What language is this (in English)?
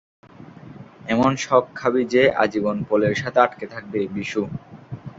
Bangla